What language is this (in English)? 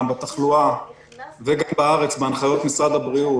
Hebrew